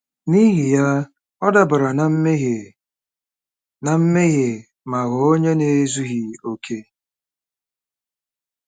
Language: Igbo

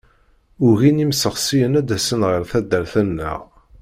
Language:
Kabyle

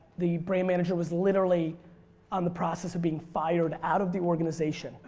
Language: English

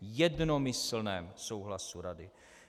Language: Czech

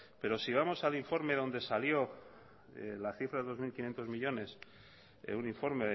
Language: Spanish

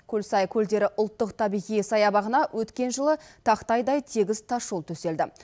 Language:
Kazakh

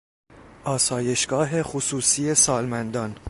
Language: Persian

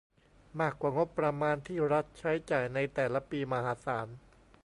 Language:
Thai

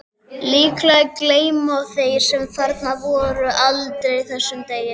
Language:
Icelandic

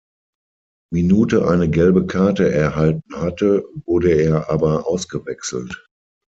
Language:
German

